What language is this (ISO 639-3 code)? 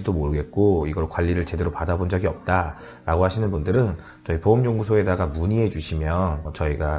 kor